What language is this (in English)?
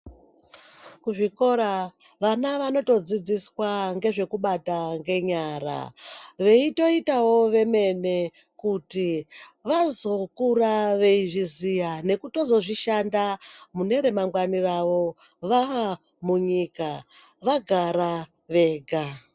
Ndau